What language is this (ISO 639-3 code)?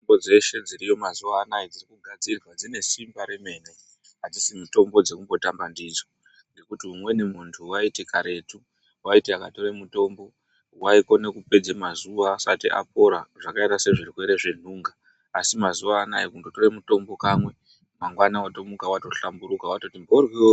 ndc